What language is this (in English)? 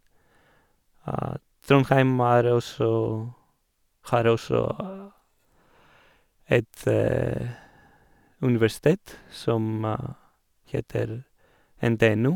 Norwegian